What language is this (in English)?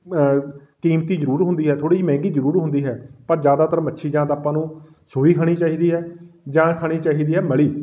Punjabi